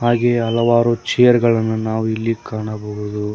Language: Kannada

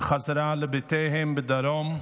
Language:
Hebrew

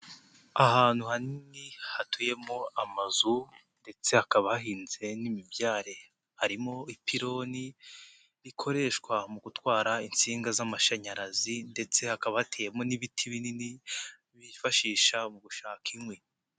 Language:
Kinyarwanda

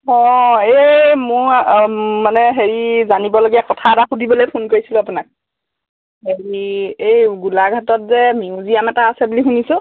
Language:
Assamese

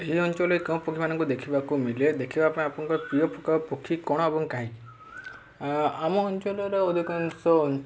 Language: Odia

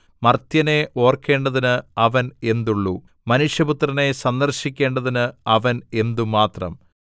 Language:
Malayalam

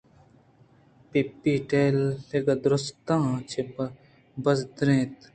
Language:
Eastern Balochi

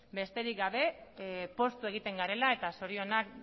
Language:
Basque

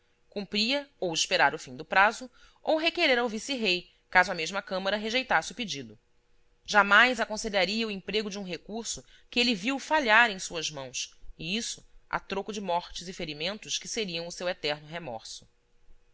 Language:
Portuguese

